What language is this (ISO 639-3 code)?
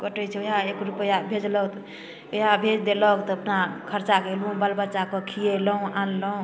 mai